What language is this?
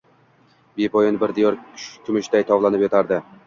Uzbek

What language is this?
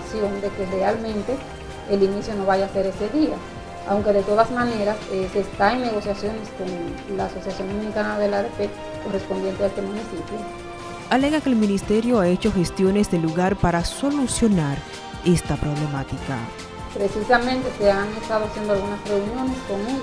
Spanish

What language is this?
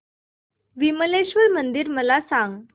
Marathi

